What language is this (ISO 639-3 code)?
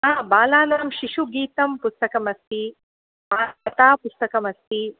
san